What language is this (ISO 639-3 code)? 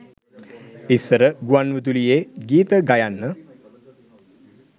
sin